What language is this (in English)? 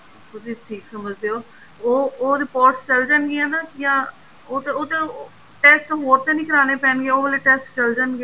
Punjabi